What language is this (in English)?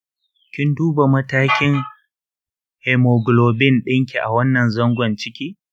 Hausa